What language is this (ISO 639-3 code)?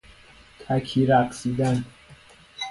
fas